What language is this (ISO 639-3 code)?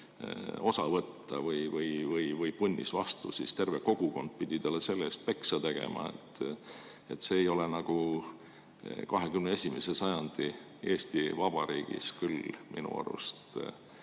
est